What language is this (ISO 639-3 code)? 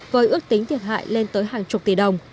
vie